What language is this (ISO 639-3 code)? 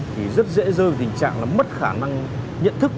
vie